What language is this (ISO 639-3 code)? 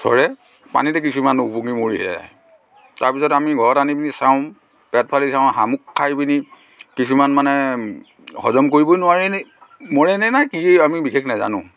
asm